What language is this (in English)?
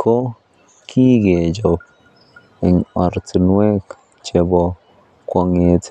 Kalenjin